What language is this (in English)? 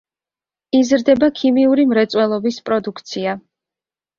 Georgian